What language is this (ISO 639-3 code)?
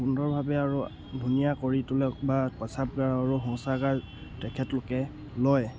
asm